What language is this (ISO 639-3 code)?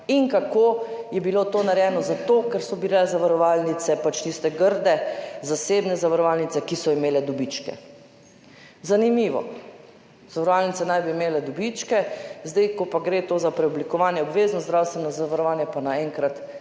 slv